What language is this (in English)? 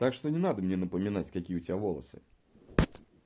Russian